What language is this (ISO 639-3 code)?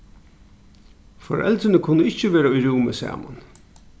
fao